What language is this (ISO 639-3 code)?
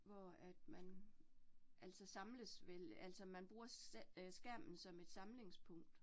dan